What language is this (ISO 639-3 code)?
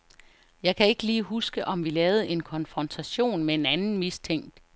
dan